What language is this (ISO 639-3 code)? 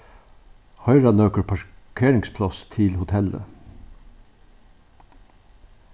fao